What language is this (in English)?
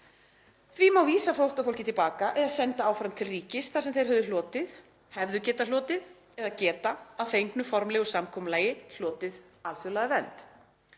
Icelandic